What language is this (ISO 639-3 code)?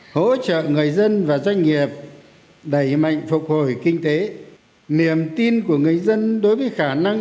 vie